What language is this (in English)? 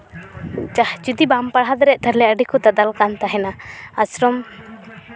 Santali